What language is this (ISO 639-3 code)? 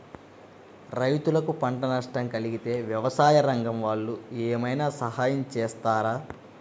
tel